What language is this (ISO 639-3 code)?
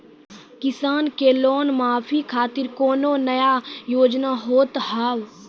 mai